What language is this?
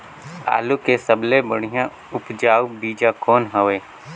Chhattisgarhi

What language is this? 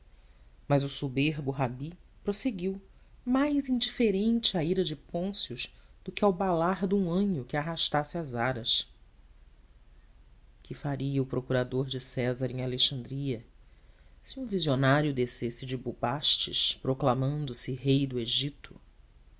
Portuguese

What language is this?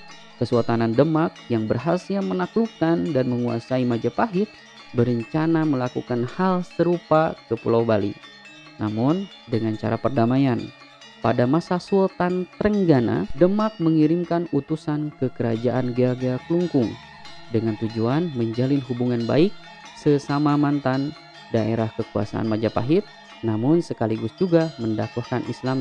Indonesian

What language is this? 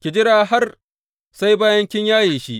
Hausa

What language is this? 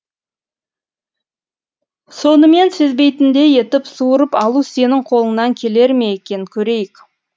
Kazakh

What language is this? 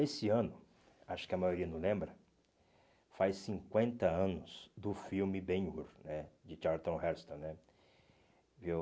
Portuguese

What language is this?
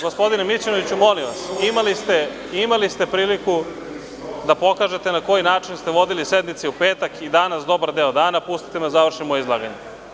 Serbian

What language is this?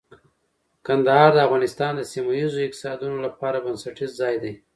Pashto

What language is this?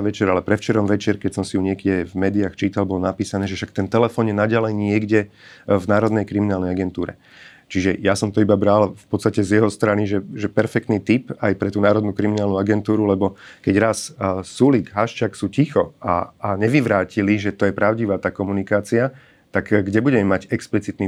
Slovak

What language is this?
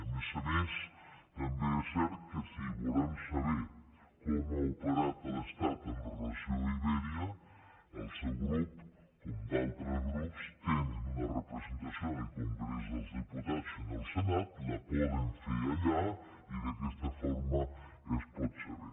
Catalan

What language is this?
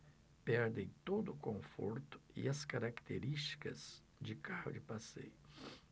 Portuguese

